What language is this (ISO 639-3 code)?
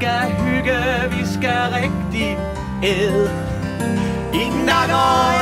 dan